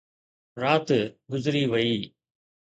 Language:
Sindhi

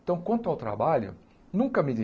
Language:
Portuguese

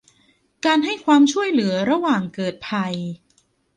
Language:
Thai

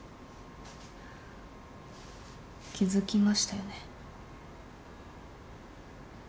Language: Japanese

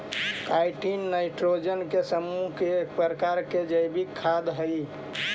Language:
Magahi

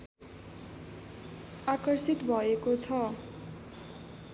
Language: Nepali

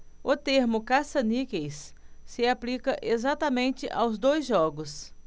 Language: Portuguese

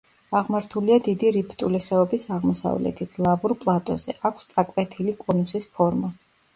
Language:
Georgian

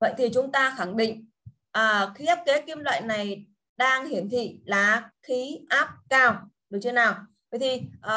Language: Vietnamese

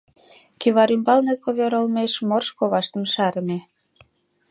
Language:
Mari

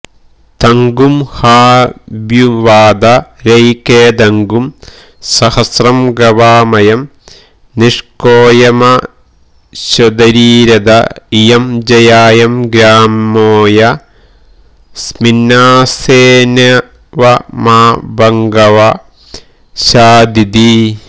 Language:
Malayalam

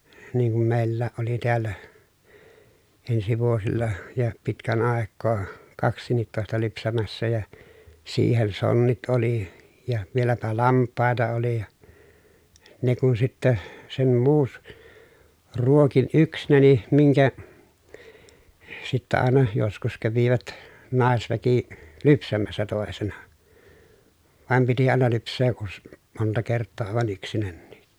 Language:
Finnish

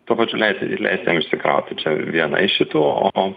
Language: Lithuanian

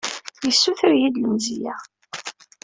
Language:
Kabyle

